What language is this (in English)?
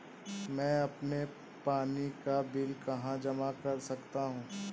Hindi